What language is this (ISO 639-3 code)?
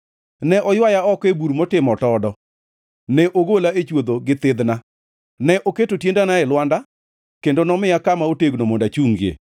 luo